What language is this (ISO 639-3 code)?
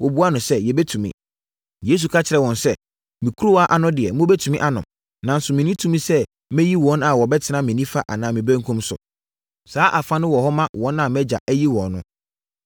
aka